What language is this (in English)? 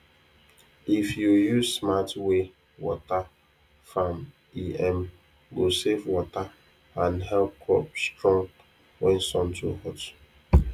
Nigerian Pidgin